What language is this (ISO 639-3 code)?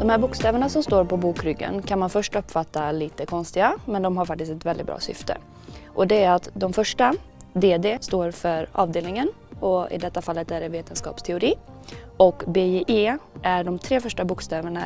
swe